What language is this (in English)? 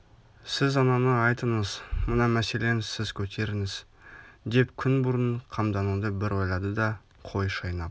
Kazakh